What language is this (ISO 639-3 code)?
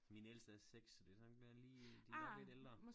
dan